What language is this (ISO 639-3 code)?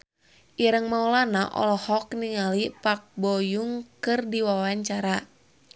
sun